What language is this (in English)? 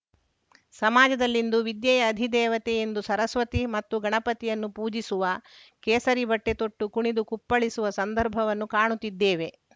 Kannada